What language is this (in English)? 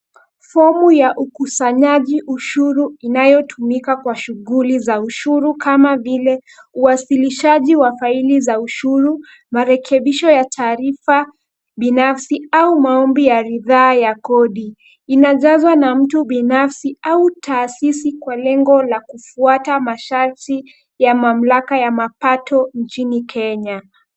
Swahili